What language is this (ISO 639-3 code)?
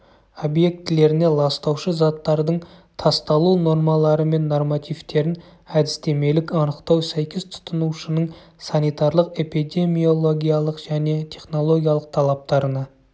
kaz